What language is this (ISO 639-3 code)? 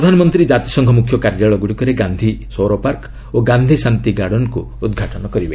ori